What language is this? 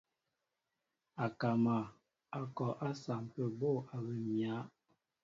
Mbo (Cameroon)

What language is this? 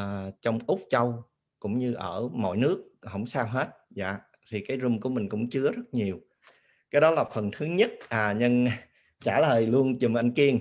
Vietnamese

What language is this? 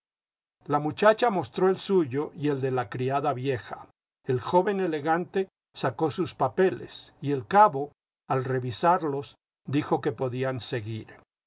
Spanish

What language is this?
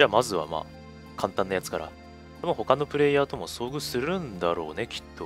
Japanese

